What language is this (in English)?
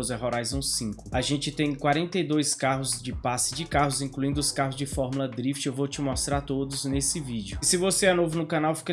Portuguese